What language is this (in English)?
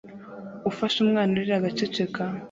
Kinyarwanda